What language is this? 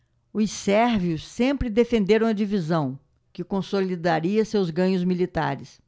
Portuguese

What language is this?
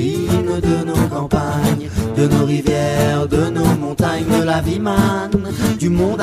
French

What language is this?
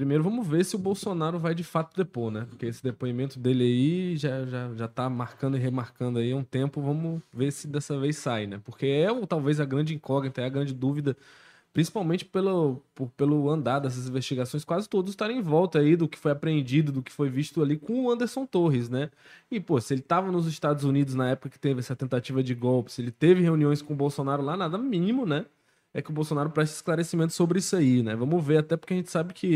Portuguese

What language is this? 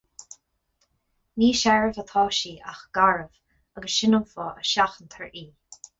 Irish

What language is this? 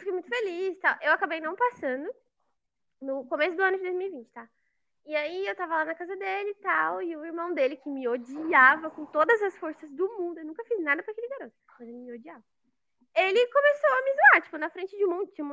Portuguese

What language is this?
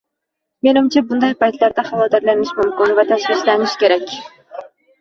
Uzbek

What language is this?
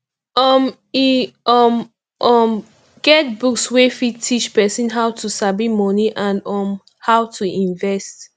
Nigerian Pidgin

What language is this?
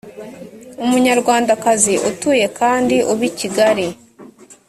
Kinyarwanda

